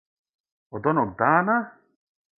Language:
Serbian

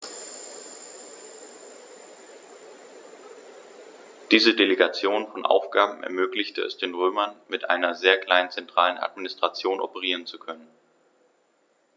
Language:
German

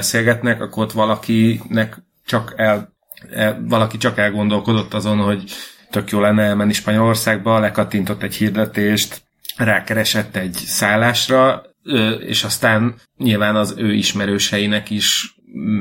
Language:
Hungarian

